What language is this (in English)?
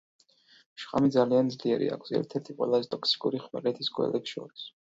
Georgian